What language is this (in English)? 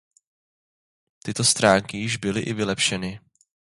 Czech